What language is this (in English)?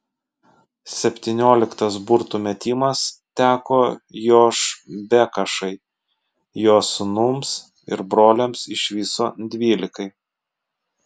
Lithuanian